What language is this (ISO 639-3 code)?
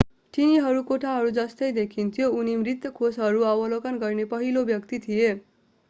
nep